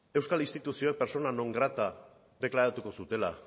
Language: Basque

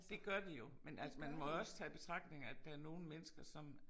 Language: Danish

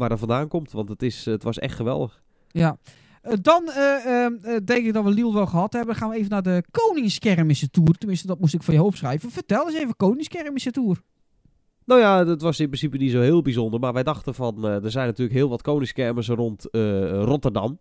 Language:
Dutch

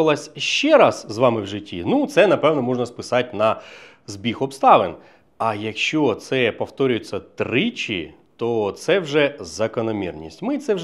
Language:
Ukrainian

